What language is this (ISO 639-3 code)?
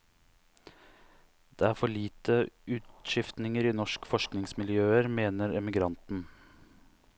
nor